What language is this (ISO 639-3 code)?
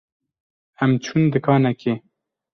kur